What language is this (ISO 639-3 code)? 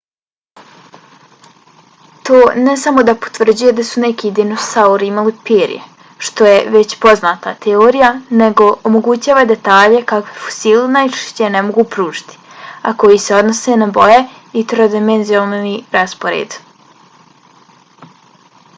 bos